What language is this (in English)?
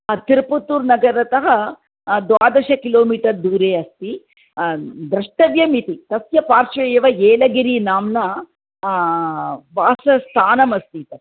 Sanskrit